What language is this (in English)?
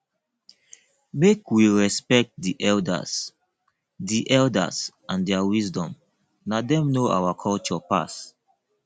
Nigerian Pidgin